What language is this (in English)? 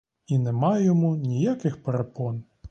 Ukrainian